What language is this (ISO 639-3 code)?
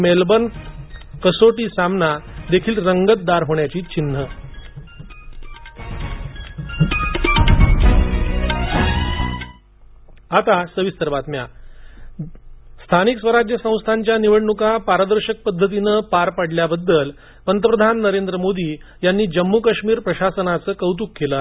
mar